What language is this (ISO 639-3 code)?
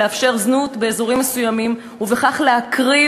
heb